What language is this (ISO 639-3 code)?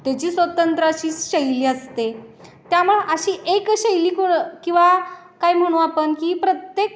mar